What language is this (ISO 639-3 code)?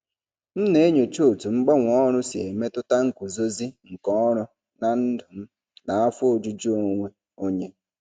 ibo